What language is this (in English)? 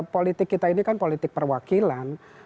Indonesian